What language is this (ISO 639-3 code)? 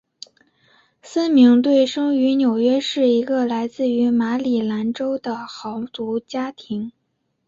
zho